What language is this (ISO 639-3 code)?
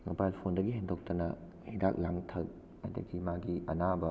mni